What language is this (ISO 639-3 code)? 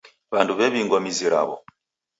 dav